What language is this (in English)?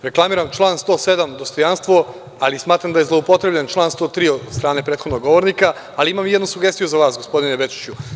Serbian